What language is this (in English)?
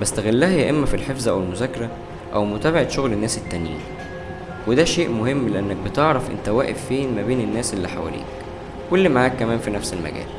Arabic